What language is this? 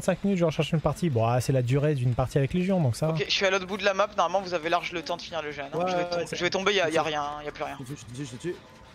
French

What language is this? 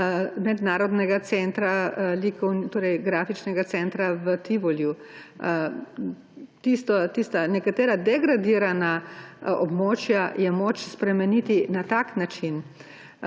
Slovenian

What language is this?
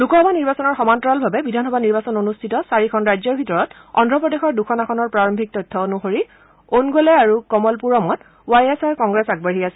Assamese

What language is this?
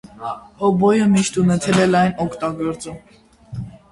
Armenian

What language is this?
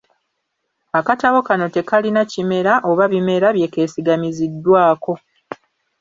Ganda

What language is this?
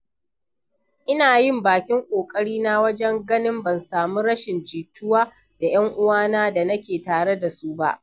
Hausa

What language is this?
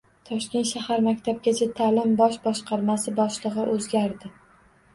Uzbek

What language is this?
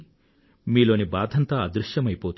Telugu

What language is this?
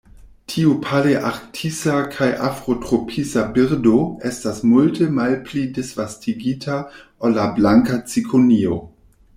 Esperanto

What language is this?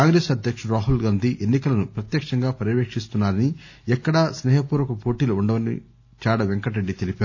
Telugu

